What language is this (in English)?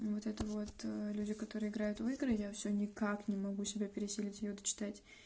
Russian